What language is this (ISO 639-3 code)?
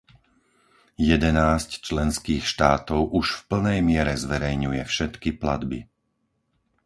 slk